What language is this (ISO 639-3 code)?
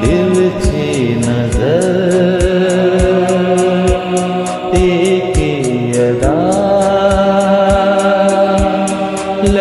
ara